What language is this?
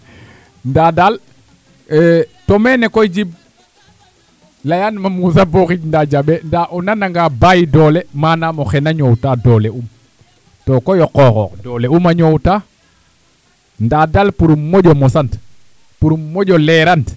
Serer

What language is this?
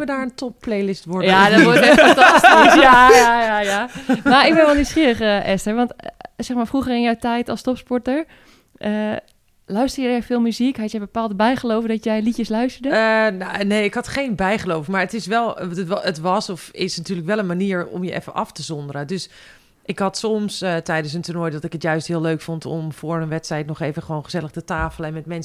Dutch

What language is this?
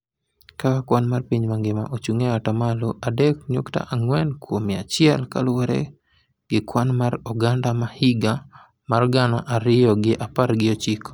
Luo (Kenya and Tanzania)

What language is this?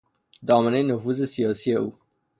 Persian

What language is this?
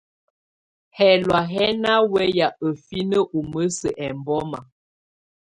Tunen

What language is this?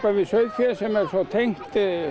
Icelandic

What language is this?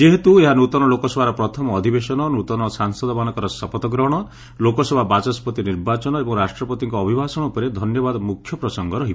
Odia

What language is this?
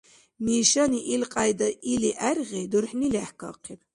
Dargwa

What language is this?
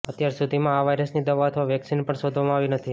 Gujarati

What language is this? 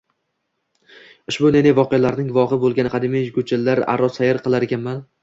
Uzbek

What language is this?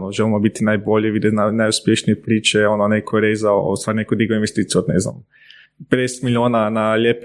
Croatian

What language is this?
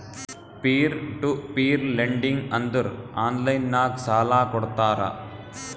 Kannada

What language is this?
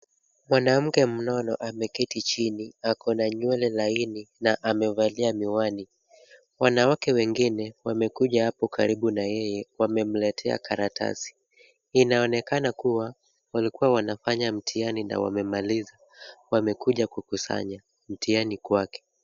Swahili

